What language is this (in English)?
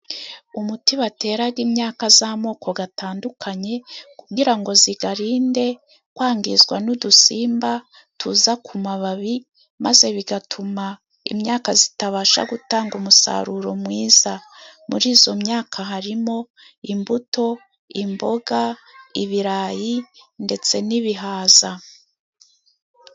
Kinyarwanda